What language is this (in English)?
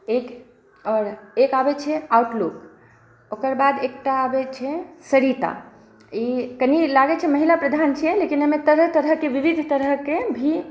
Maithili